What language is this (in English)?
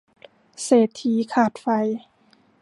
Thai